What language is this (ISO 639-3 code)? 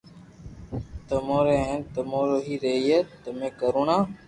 lrk